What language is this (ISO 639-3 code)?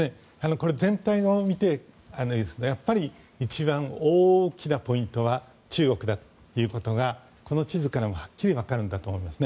jpn